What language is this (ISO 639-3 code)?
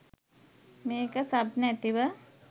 sin